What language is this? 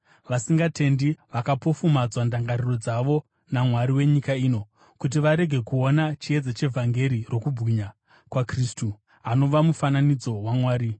Shona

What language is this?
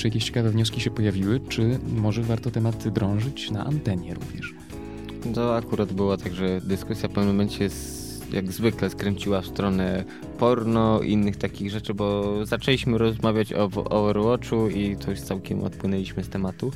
Polish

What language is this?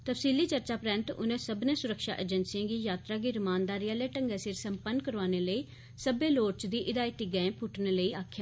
Dogri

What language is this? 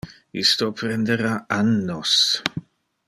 Interlingua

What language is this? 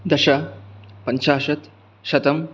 Sanskrit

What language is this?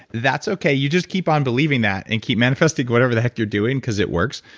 English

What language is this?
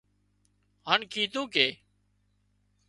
Wadiyara Koli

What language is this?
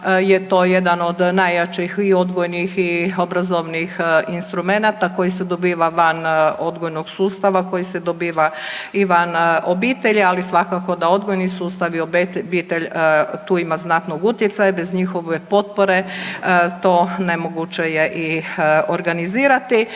Croatian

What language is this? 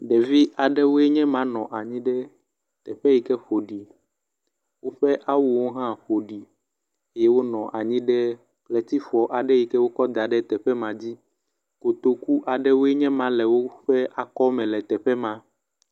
Ewe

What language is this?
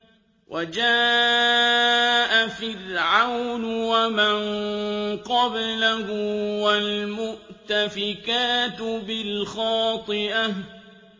Arabic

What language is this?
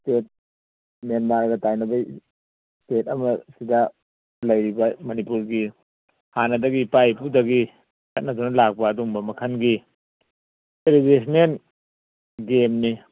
Manipuri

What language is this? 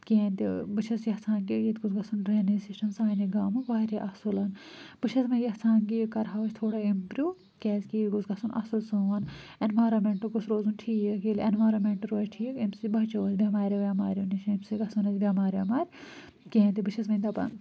Kashmiri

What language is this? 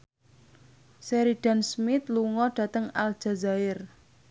Javanese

